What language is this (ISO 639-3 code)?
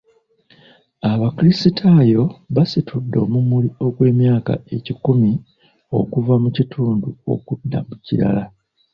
lug